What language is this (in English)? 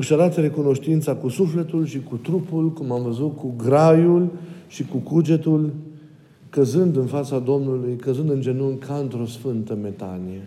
Romanian